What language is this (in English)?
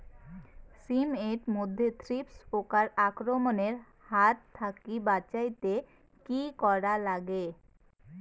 Bangla